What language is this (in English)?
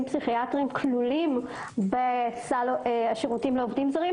Hebrew